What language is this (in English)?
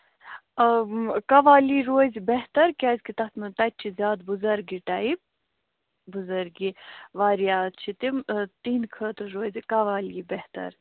Kashmiri